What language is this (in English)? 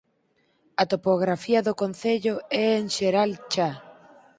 Galician